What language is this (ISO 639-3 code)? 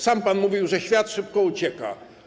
pol